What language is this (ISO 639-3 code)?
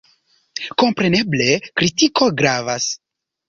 epo